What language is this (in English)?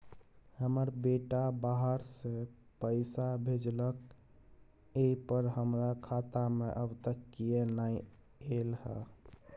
Maithili